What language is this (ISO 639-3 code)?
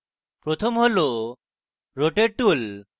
ben